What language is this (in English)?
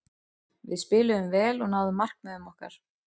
Icelandic